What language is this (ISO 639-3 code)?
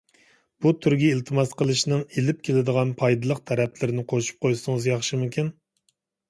uig